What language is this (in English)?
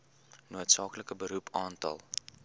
Afrikaans